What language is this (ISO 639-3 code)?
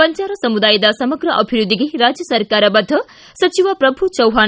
kan